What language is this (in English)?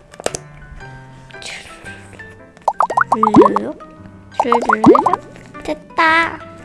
Korean